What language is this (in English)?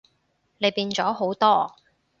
Cantonese